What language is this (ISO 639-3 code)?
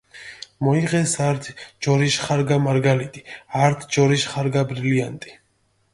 xmf